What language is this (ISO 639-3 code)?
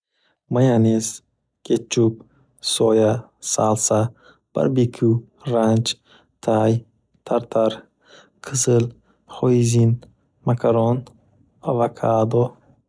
uzb